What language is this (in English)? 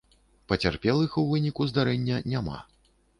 Belarusian